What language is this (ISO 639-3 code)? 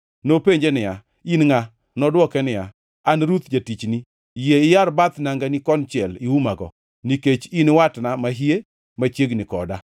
luo